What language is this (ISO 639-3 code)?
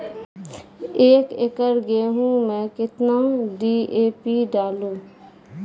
mai